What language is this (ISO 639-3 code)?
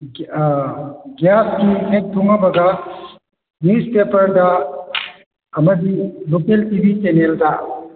mni